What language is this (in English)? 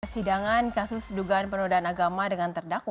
Indonesian